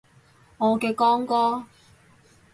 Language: Cantonese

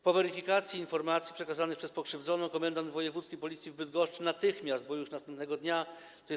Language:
Polish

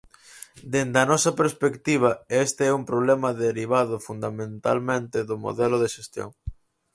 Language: Galician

